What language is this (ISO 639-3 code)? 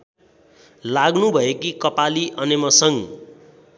nep